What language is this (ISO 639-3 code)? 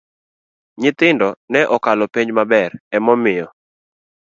luo